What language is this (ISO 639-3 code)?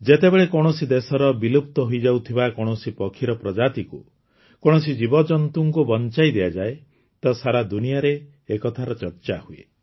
ori